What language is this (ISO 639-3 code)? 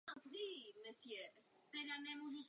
ces